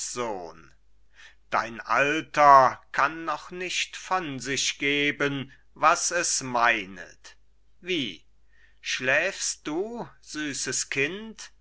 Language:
German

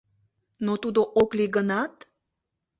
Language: Mari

